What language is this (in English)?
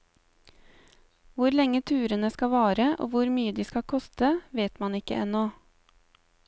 Norwegian